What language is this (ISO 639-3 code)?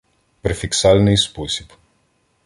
ukr